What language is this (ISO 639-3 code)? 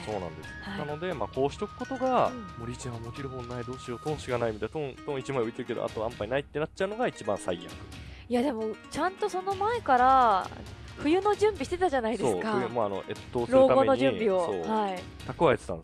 jpn